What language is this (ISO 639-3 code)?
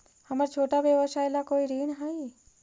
mag